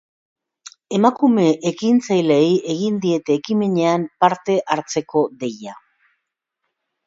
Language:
Basque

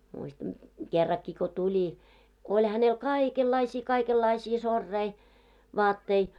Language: Finnish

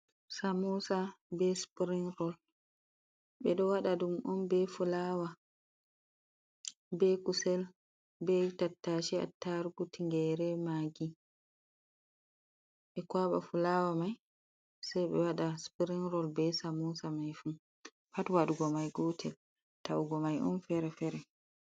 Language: Fula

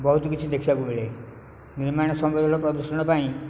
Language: Odia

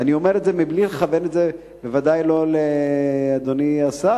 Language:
Hebrew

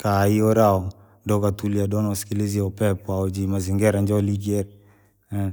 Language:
Langi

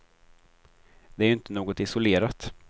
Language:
Swedish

